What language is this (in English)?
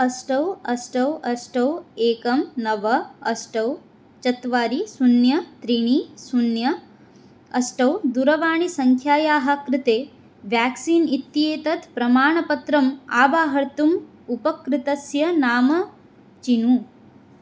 Sanskrit